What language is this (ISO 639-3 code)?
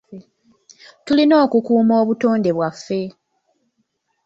lug